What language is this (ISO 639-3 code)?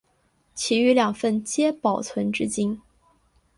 zho